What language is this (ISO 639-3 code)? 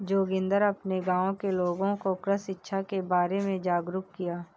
hin